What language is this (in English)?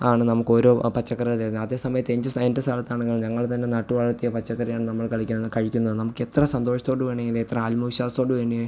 Malayalam